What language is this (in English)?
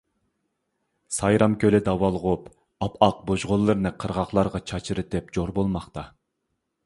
Uyghur